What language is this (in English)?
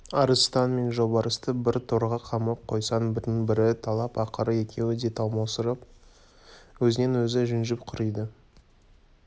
Kazakh